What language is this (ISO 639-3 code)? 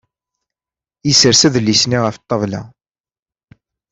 kab